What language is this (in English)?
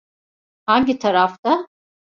Turkish